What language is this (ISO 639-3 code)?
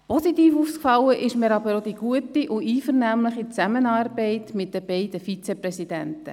gsw